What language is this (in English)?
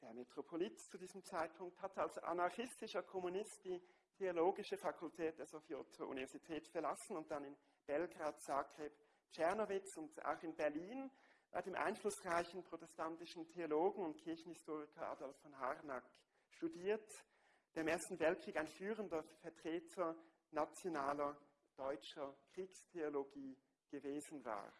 German